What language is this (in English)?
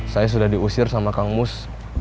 Indonesian